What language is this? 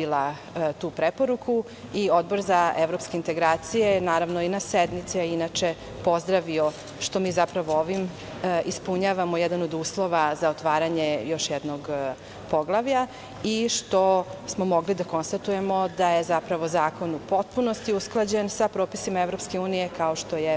Serbian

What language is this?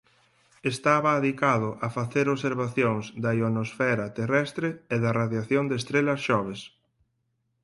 Galician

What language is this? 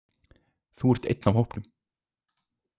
Icelandic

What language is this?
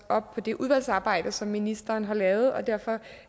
Danish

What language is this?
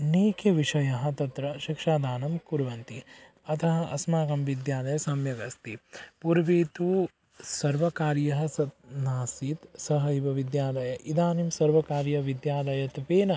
Sanskrit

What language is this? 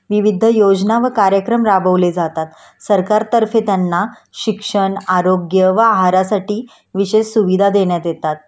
Marathi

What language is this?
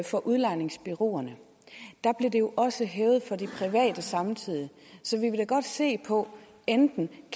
Danish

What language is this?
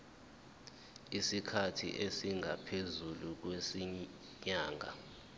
Zulu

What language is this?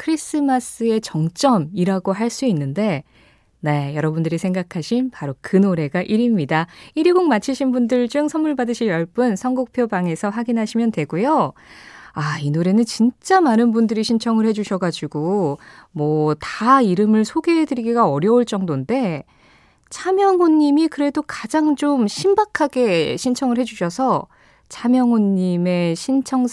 Korean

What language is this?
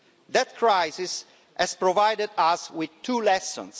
English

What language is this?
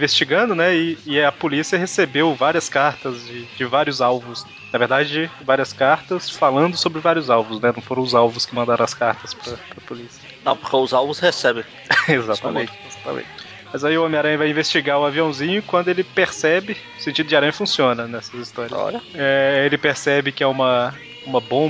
Portuguese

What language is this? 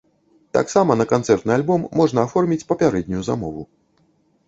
Belarusian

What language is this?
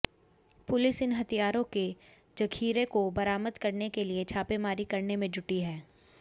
Hindi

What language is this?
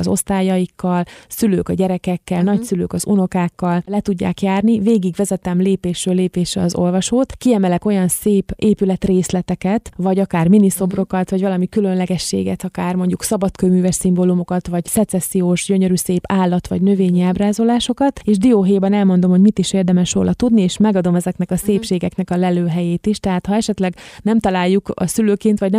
Hungarian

